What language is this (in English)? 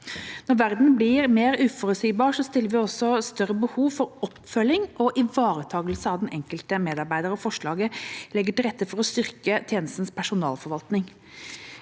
Norwegian